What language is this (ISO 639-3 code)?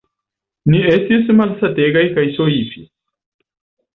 epo